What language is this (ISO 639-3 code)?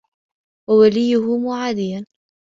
ara